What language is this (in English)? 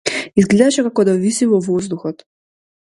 Macedonian